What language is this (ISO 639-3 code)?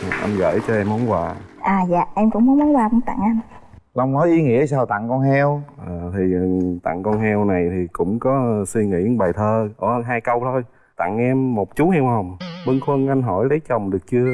vie